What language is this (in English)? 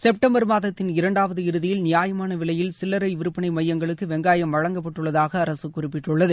Tamil